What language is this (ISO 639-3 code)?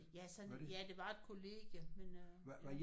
dan